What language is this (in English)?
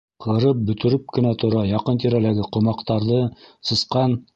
Bashkir